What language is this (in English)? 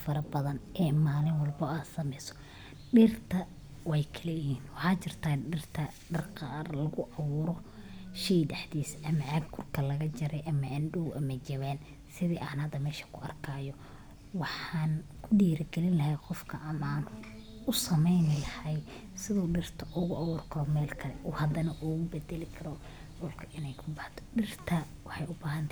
Somali